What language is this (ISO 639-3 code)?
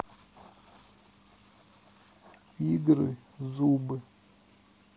rus